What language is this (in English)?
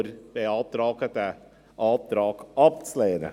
Swiss German